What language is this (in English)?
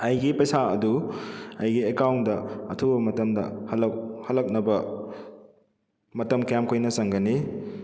Manipuri